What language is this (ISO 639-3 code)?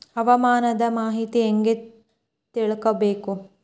kan